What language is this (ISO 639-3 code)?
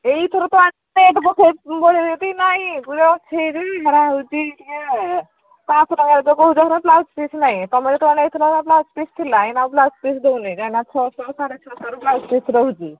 ori